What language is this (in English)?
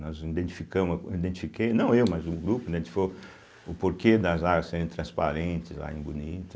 Portuguese